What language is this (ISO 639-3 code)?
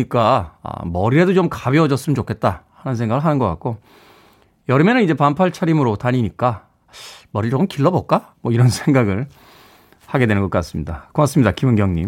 kor